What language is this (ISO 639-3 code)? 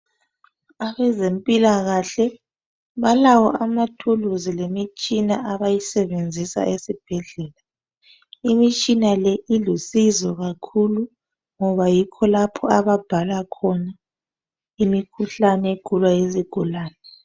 nde